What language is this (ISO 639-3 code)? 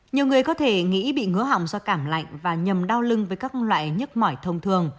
vie